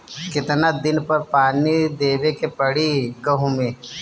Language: Bhojpuri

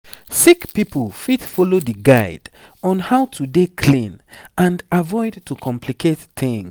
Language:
Nigerian Pidgin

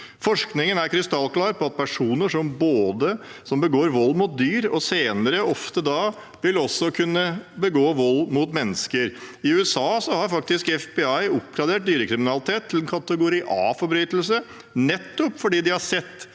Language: Norwegian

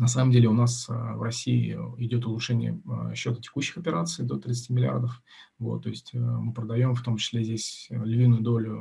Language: Russian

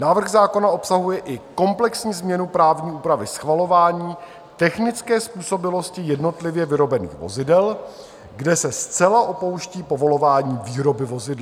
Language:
Czech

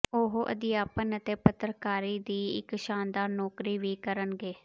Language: Punjabi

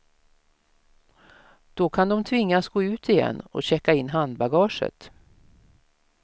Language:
Swedish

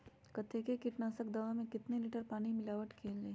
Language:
Magahi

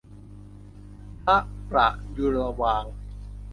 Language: Thai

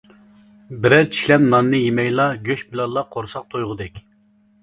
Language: Uyghur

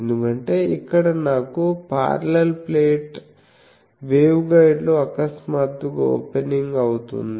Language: Telugu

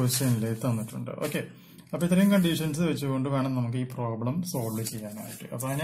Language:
Malayalam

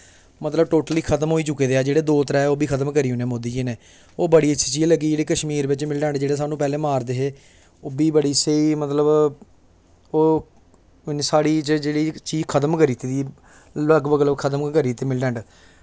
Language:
Dogri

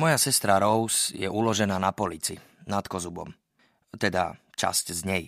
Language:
Slovak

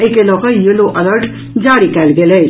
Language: Maithili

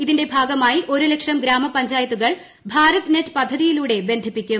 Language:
Malayalam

